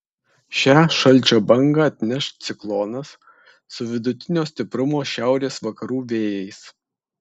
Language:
Lithuanian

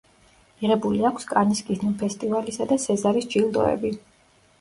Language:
Georgian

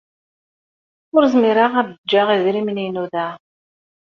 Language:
Kabyle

